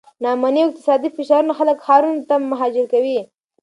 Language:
Pashto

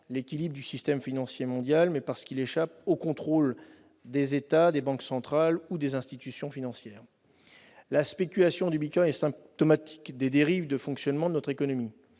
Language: French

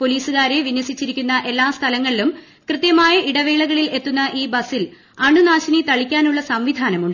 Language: Malayalam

